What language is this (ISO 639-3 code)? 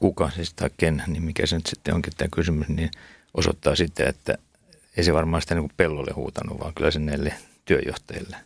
fin